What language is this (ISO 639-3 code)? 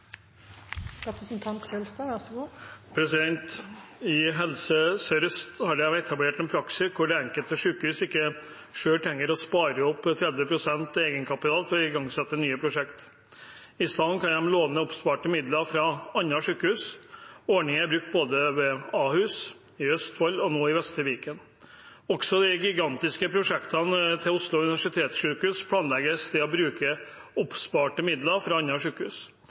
nob